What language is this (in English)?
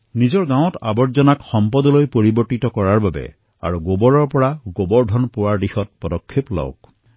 Assamese